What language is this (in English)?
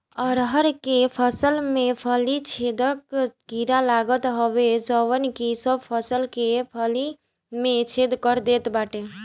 Bhojpuri